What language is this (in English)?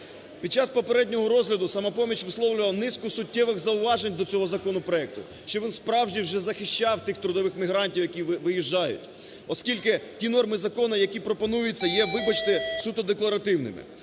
Ukrainian